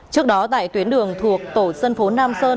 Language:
Vietnamese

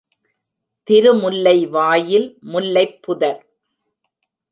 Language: Tamil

